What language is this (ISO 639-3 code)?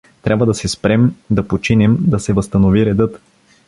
bul